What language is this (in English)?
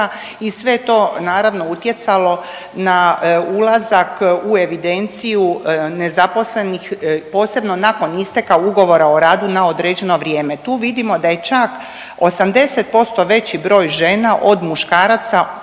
Croatian